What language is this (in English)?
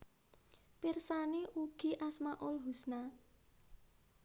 Javanese